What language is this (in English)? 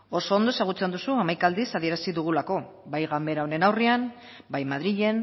Basque